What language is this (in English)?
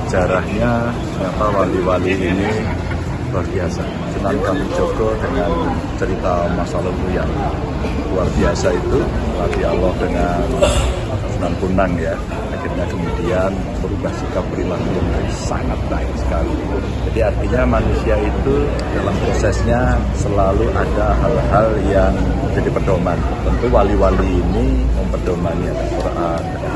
Indonesian